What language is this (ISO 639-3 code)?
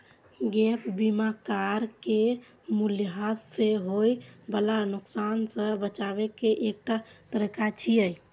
mai